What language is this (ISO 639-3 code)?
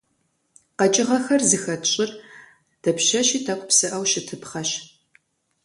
kbd